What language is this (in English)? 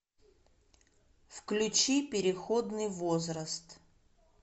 Russian